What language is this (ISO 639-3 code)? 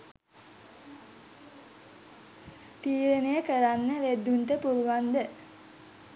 sin